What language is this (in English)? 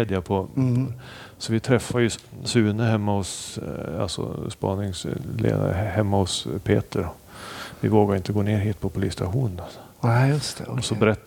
Swedish